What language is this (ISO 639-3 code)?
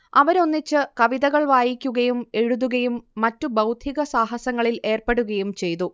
mal